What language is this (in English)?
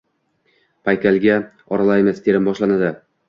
Uzbek